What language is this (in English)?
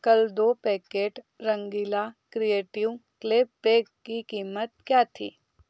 Hindi